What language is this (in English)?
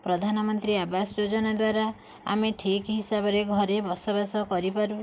Odia